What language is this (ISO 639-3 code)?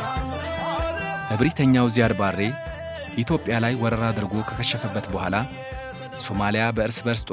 ara